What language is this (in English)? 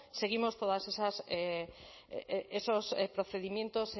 Spanish